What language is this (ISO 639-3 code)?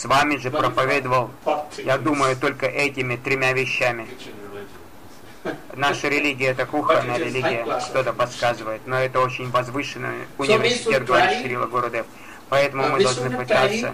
rus